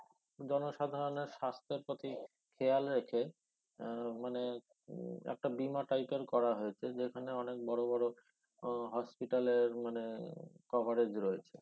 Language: Bangla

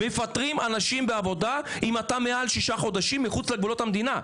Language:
Hebrew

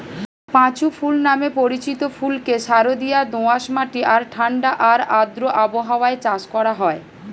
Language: Bangla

